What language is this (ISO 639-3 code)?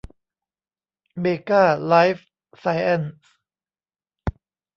tha